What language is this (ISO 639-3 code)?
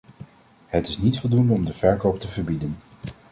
nld